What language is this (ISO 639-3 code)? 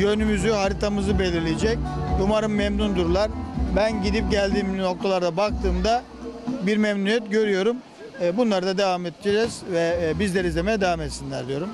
tur